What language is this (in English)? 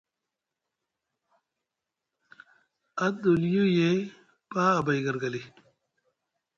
Musgu